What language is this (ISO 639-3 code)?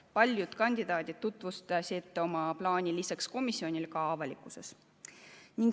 est